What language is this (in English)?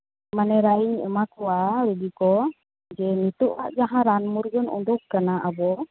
Santali